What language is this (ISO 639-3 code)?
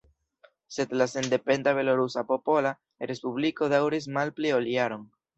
epo